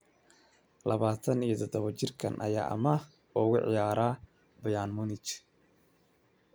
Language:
Somali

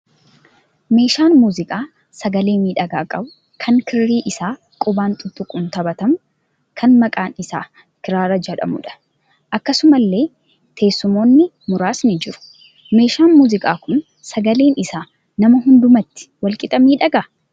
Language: Oromo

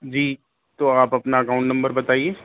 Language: Urdu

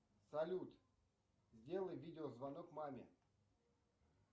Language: Russian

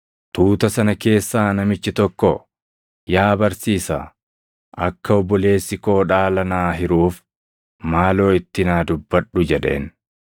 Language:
Oromo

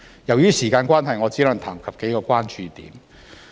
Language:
Cantonese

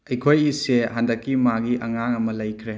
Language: Manipuri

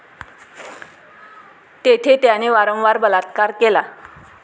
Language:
Marathi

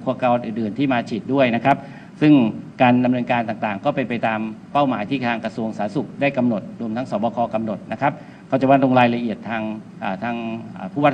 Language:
Thai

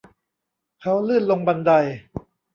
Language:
Thai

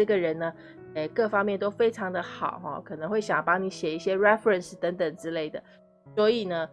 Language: Chinese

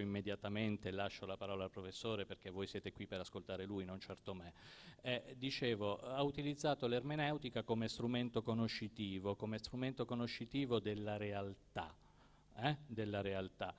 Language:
Italian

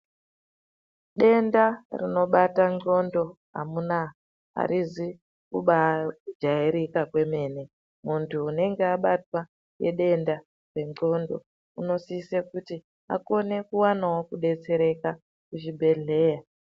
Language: Ndau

